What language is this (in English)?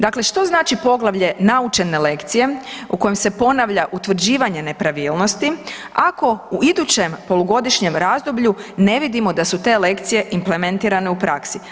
Croatian